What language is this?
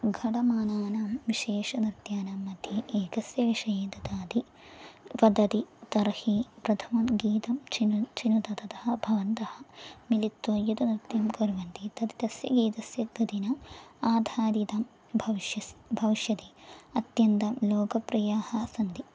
Sanskrit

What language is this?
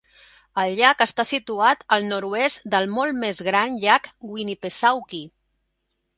Catalan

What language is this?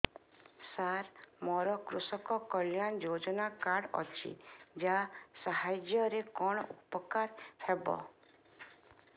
Odia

